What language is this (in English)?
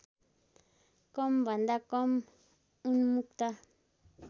Nepali